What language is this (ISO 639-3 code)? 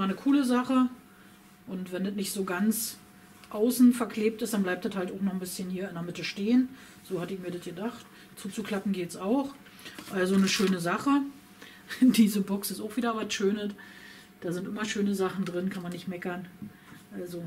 deu